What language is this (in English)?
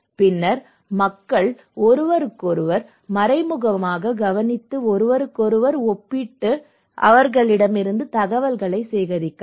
Tamil